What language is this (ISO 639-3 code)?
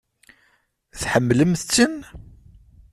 kab